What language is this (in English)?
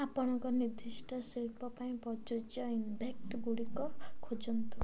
Odia